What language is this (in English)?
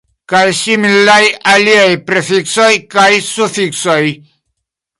Esperanto